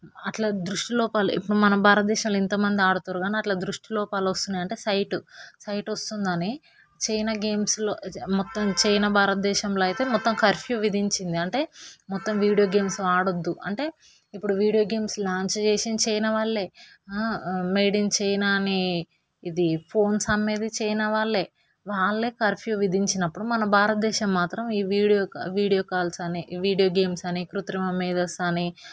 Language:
Telugu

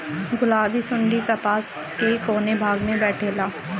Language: Bhojpuri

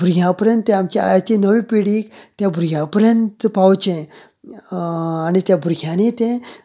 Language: Konkani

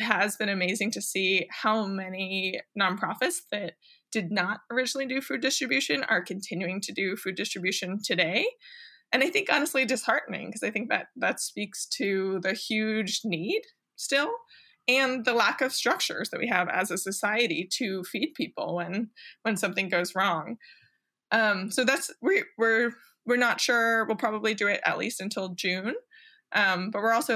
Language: English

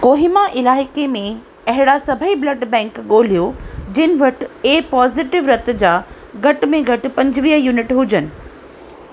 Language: Sindhi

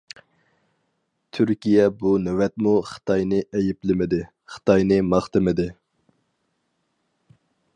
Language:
Uyghur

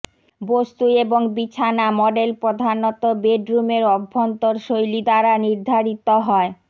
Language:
Bangla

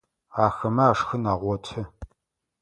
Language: Adyghe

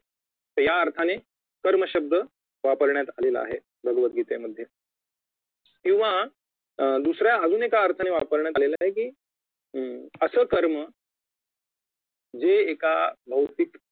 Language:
Marathi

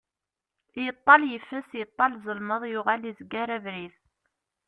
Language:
Kabyle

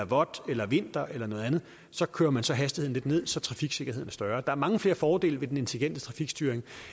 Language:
Danish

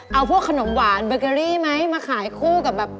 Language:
Thai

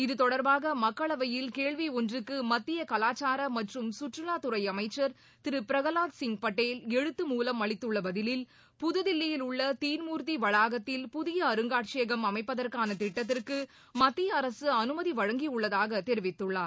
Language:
Tamil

